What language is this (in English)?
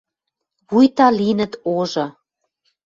Western Mari